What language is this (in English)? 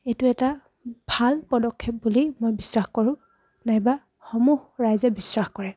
Assamese